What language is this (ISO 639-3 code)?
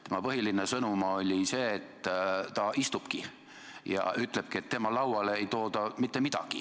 est